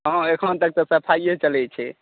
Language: Maithili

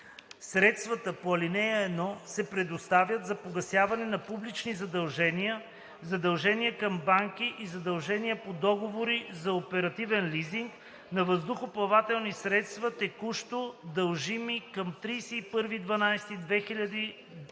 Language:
Bulgarian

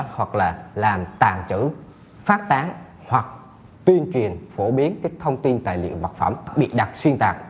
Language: Vietnamese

